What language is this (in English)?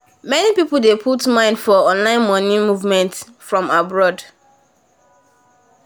Nigerian Pidgin